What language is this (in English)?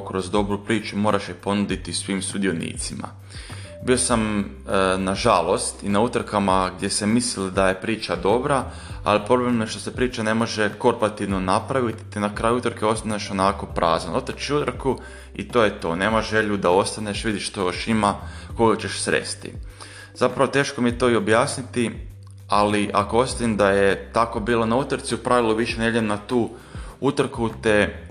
Croatian